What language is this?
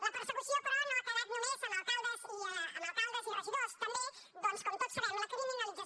Catalan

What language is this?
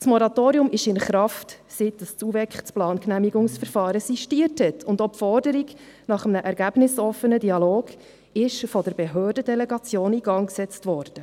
Swiss German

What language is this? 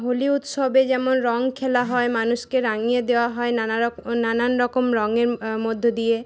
Bangla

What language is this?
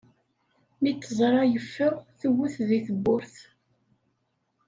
Kabyle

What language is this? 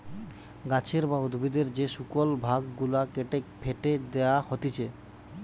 Bangla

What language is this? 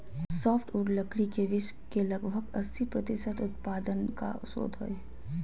Magahi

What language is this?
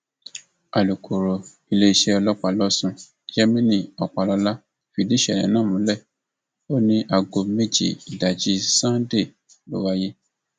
Yoruba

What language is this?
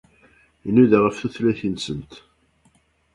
Kabyle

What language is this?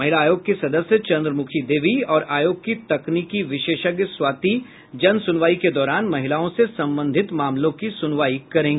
Hindi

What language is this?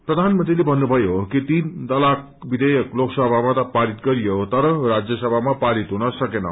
Nepali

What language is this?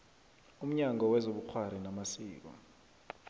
South Ndebele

